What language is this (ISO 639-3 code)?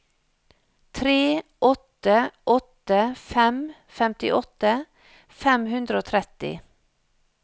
nor